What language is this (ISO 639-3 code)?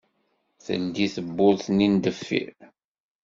kab